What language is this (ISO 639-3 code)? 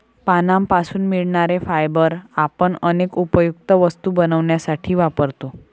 mar